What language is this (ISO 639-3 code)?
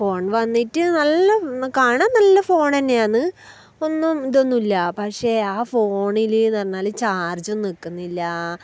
mal